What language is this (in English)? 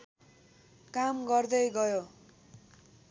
Nepali